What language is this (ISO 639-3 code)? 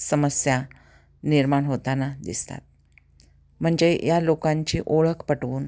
mar